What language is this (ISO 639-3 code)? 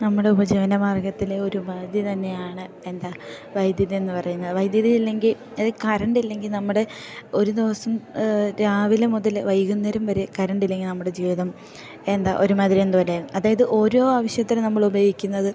mal